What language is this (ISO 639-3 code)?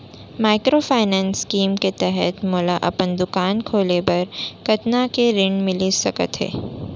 hne